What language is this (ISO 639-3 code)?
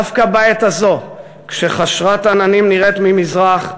heb